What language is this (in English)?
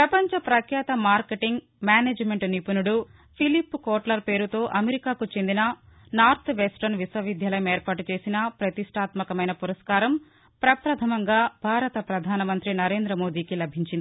Telugu